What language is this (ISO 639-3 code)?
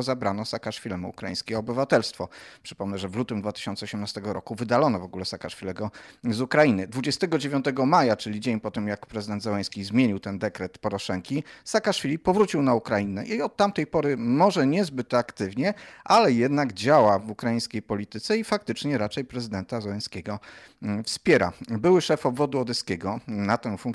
pol